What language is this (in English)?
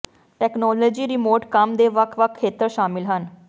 Punjabi